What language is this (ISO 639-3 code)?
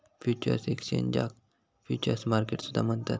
mar